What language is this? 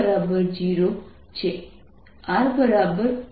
Gujarati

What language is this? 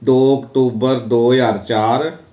Punjabi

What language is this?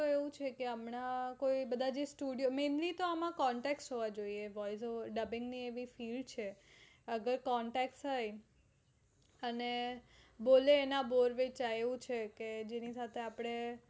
Gujarati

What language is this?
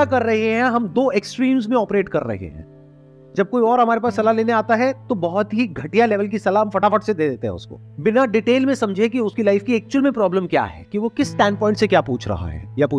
Hindi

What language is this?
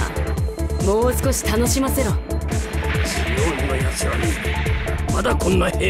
Japanese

